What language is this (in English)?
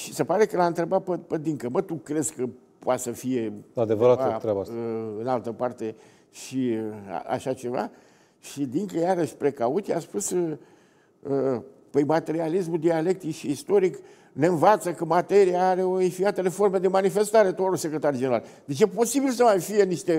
Romanian